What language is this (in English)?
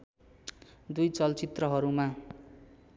Nepali